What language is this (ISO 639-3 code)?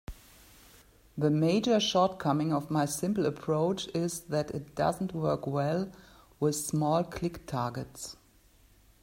eng